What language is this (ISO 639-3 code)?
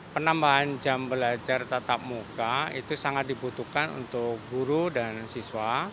ind